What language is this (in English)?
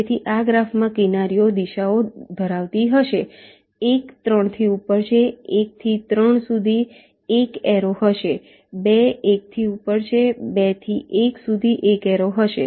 Gujarati